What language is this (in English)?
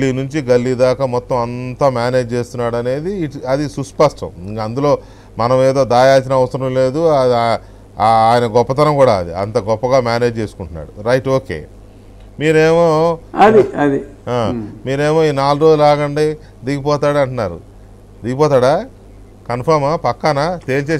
Telugu